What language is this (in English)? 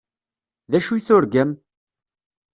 Kabyle